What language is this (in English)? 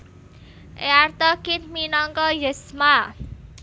Javanese